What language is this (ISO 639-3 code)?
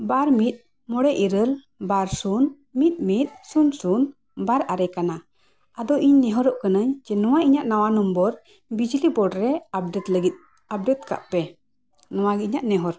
sat